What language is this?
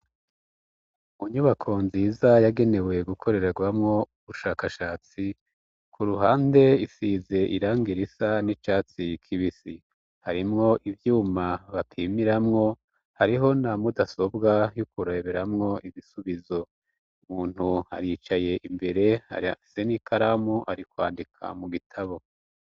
Rundi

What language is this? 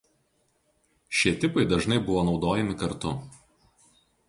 Lithuanian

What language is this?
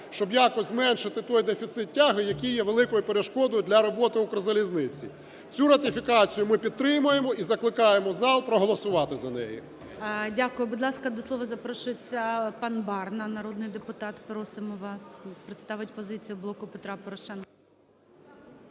Ukrainian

